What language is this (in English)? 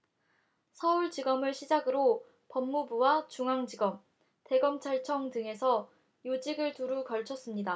Korean